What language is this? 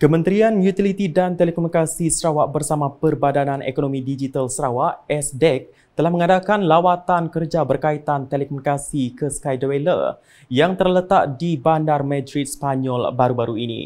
Malay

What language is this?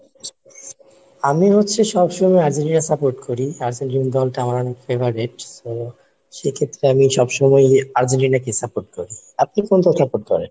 Bangla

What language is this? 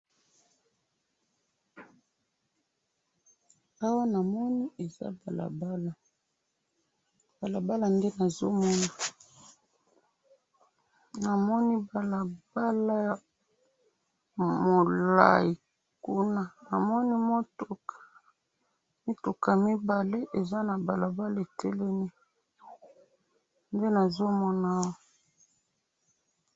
Lingala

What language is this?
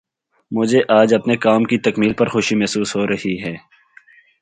Urdu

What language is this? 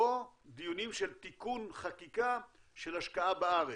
Hebrew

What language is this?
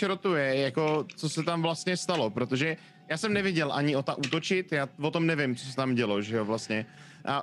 Czech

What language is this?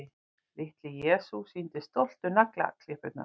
Icelandic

